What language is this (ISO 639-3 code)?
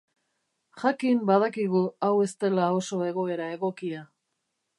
eus